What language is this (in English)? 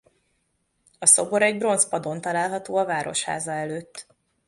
Hungarian